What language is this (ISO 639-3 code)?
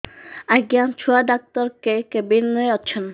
ori